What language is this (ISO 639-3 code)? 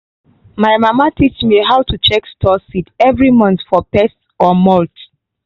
pcm